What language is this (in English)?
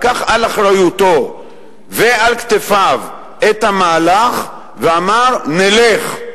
Hebrew